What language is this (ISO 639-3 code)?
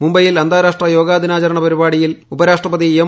mal